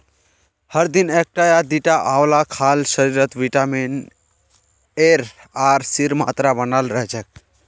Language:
Magahi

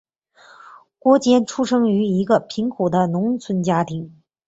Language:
Chinese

